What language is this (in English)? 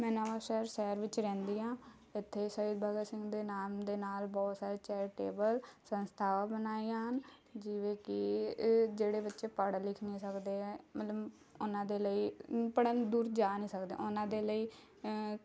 Punjabi